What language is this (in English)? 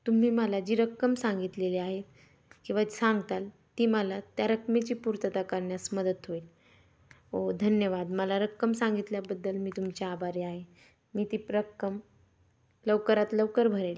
Marathi